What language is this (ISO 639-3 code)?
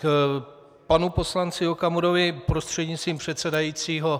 ces